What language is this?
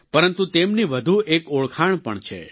Gujarati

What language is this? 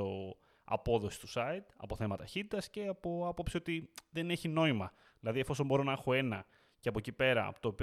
Greek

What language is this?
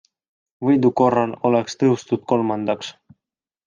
Estonian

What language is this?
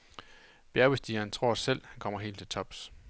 Danish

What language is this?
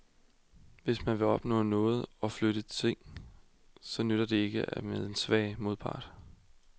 Danish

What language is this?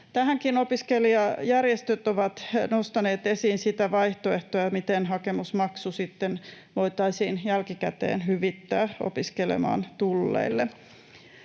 Finnish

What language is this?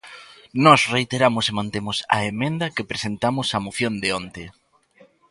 Galician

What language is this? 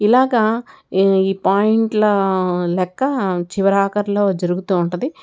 Telugu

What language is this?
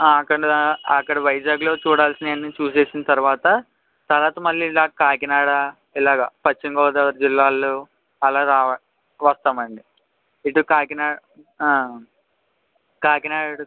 Telugu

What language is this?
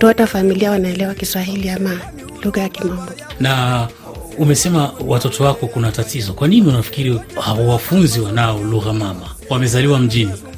Swahili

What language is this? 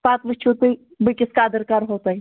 Kashmiri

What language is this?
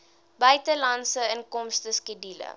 Afrikaans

